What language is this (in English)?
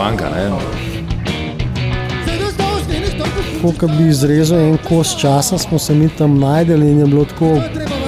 Bulgarian